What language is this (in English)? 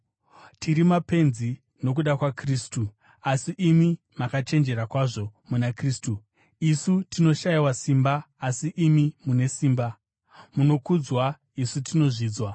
Shona